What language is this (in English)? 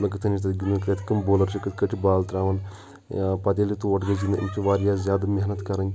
Kashmiri